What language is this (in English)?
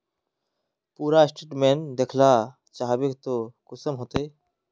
Magahi